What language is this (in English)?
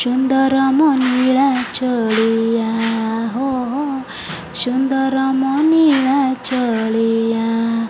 Odia